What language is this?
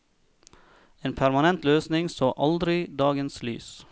Norwegian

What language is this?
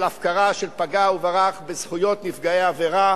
Hebrew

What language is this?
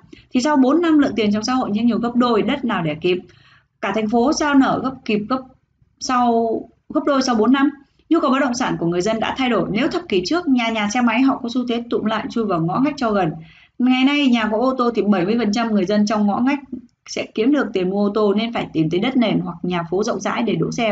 Vietnamese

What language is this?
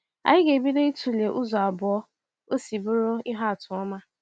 Igbo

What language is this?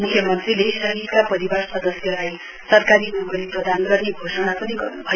Nepali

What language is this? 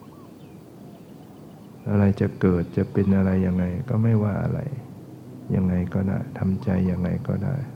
Thai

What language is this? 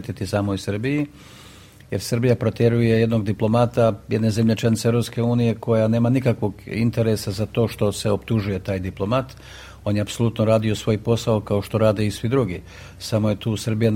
Croatian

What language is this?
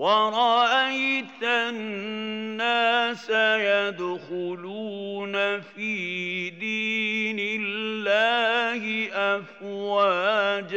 Arabic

